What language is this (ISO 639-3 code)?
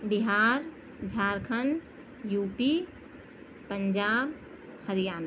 urd